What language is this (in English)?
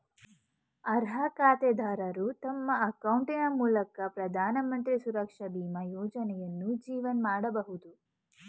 Kannada